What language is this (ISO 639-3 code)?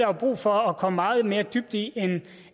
dan